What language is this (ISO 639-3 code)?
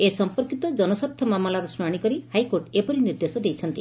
ori